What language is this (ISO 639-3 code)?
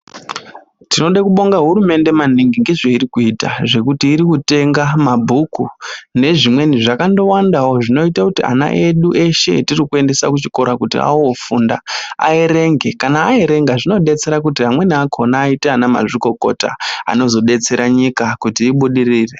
ndc